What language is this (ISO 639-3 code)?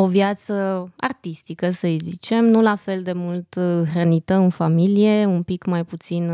ron